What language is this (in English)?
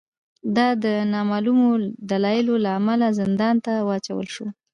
Pashto